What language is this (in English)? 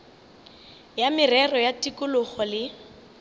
Northern Sotho